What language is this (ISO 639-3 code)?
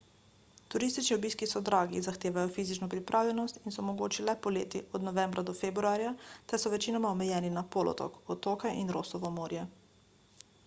slv